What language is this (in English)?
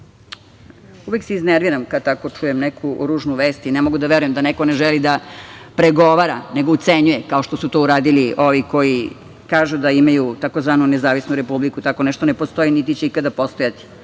Serbian